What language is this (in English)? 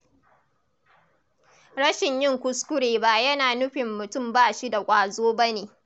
Hausa